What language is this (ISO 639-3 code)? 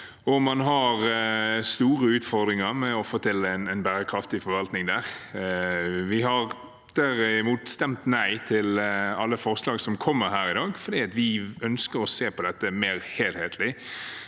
nor